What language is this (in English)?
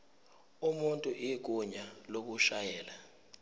Zulu